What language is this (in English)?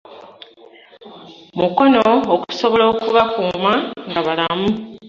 Ganda